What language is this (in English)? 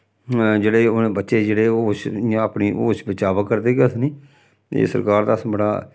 Dogri